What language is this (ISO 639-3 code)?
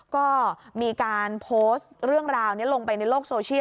tha